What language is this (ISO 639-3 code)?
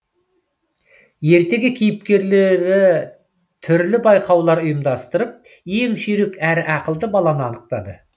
kaz